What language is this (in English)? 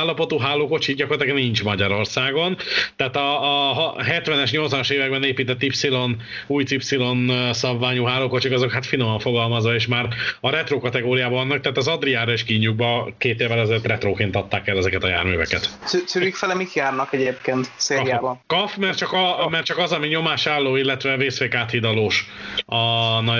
Hungarian